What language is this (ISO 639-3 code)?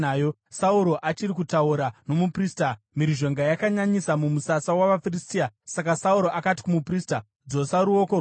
sna